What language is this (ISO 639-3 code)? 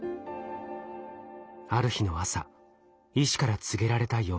jpn